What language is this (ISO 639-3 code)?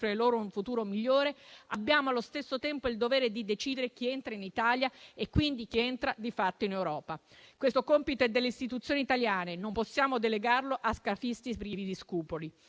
ita